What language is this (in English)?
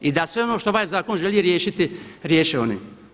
Croatian